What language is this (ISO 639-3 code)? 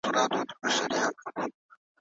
pus